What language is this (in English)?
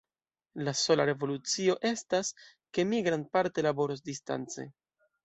Esperanto